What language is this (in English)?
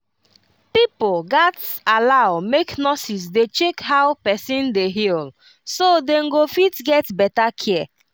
Nigerian Pidgin